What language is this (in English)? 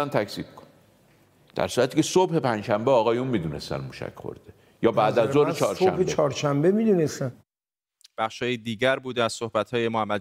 Persian